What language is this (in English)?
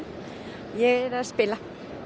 Icelandic